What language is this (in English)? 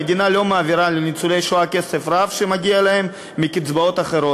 Hebrew